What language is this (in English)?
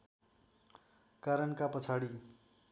Nepali